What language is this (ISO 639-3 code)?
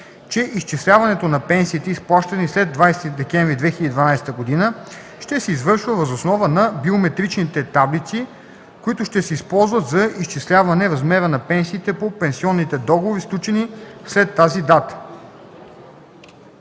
bul